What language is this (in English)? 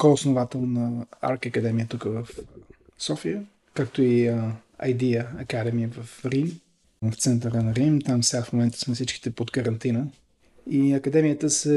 Bulgarian